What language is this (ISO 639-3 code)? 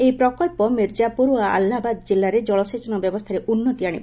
ori